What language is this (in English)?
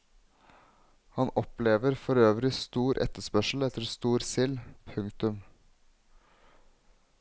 Norwegian